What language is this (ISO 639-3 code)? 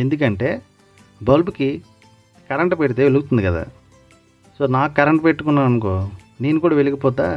tel